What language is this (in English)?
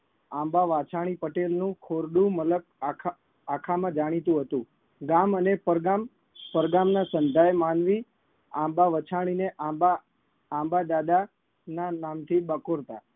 Gujarati